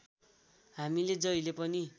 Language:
Nepali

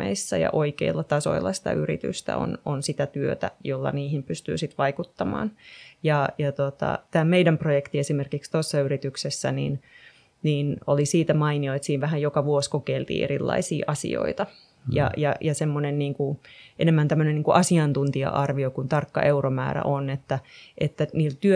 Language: Finnish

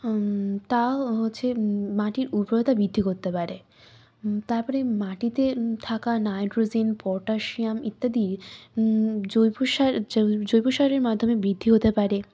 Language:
Bangla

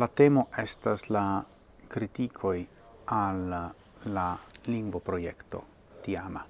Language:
Italian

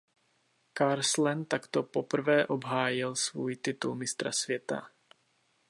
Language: Czech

